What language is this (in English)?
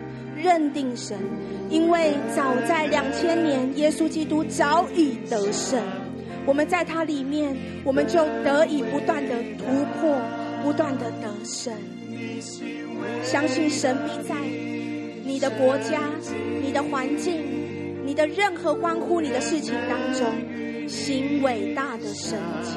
Chinese